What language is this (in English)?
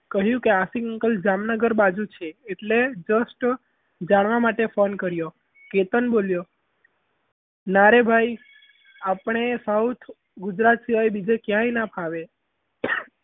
Gujarati